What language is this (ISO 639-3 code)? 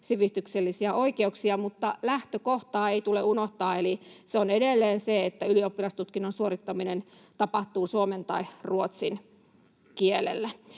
fin